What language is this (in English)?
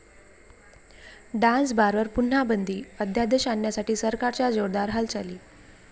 Marathi